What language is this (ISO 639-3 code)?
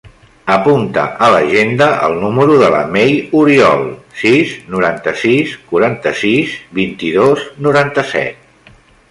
cat